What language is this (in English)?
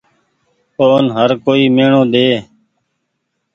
Goaria